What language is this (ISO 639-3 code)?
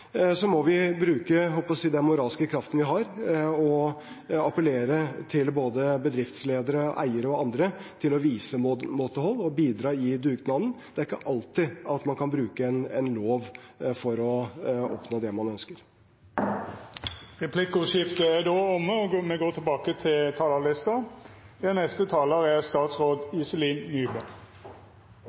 nor